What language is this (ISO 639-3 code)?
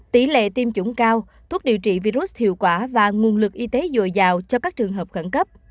vie